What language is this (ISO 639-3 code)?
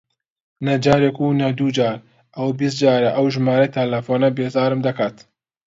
ckb